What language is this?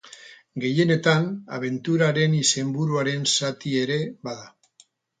Basque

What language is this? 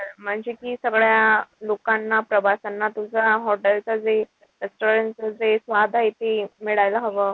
Marathi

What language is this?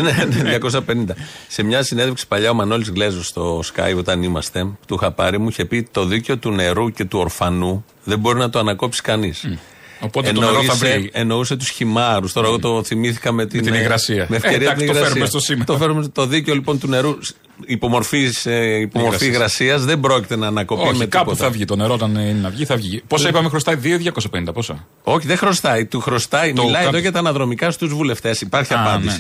Greek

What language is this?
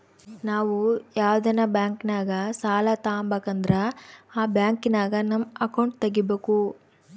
Kannada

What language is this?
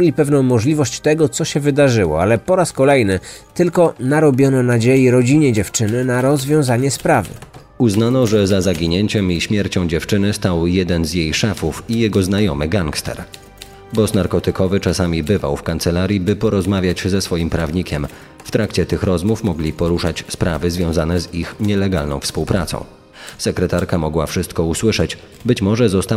Polish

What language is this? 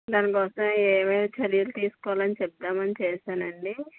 Telugu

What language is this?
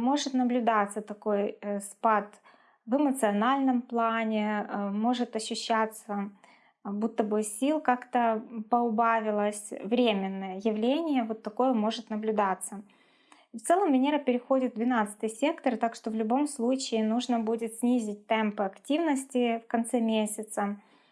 Russian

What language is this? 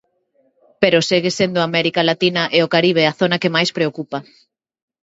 Galician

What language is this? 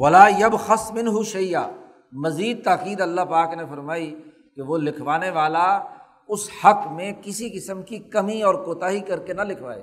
Urdu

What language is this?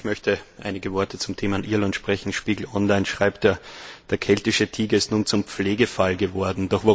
German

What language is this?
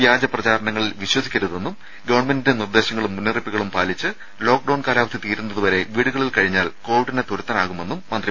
Malayalam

